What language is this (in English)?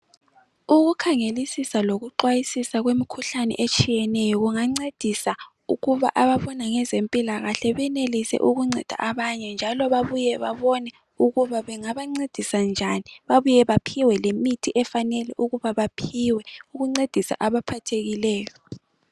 North Ndebele